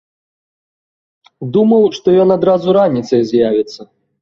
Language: Belarusian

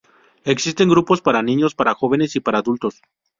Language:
Spanish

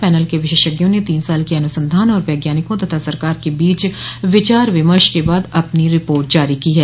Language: Hindi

